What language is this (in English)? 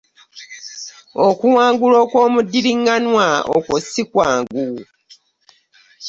Ganda